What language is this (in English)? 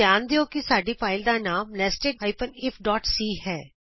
Punjabi